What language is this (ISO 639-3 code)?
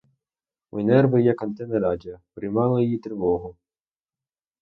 ukr